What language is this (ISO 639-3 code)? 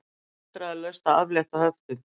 isl